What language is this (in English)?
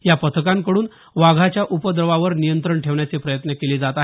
Marathi